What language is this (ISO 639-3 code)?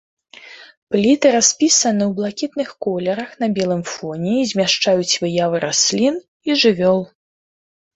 bel